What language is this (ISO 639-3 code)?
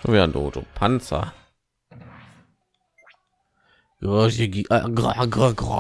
deu